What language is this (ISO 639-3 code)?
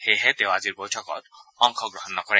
asm